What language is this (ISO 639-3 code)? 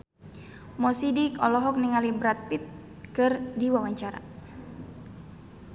sun